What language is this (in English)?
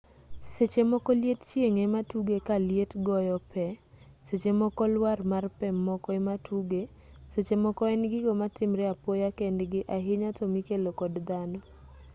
Luo (Kenya and Tanzania)